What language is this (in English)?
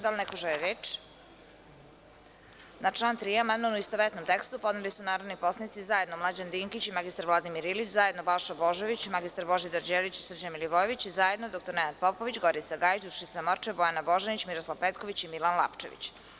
Serbian